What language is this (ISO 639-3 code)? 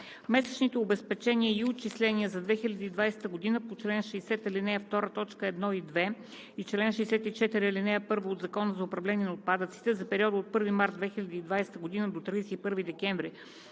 bul